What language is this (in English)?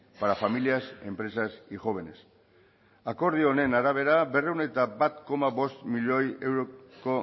Basque